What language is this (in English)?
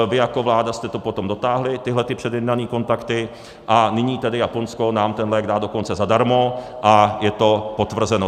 Czech